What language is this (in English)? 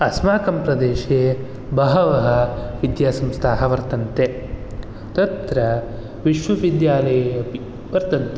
Sanskrit